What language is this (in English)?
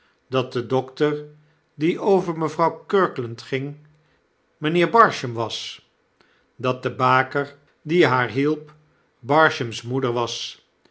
Dutch